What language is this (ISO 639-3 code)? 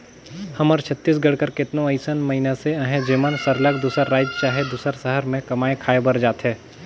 hne